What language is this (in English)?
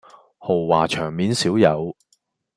Cantonese